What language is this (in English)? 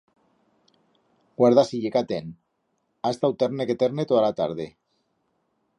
Aragonese